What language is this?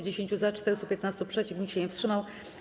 Polish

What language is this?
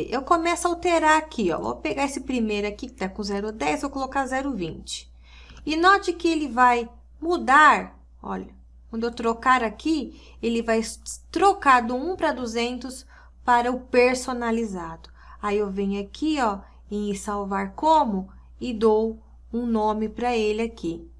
Portuguese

